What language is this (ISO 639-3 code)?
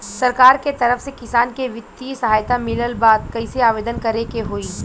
bho